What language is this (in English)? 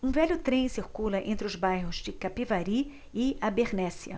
Portuguese